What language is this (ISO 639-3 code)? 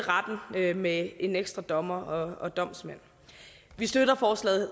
dan